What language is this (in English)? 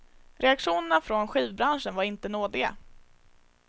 Swedish